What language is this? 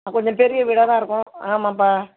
Tamil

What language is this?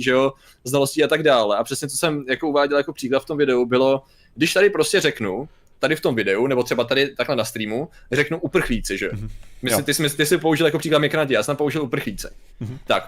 Czech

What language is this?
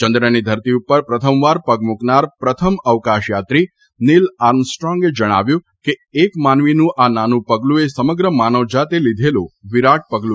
Gujarati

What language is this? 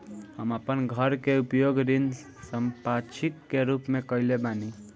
Bhojpuri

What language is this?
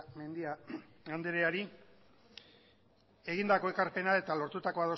Basque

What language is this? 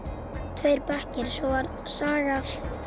Icelandic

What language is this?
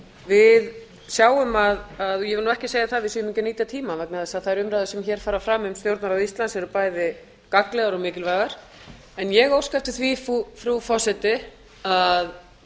Icelandic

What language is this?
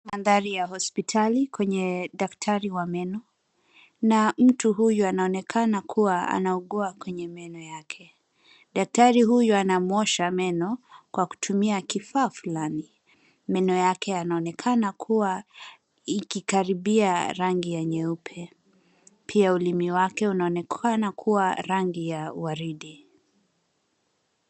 Swahili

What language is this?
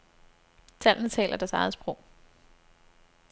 Danish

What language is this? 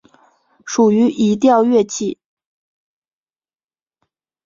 Chinese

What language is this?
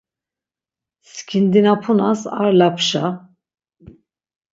Laz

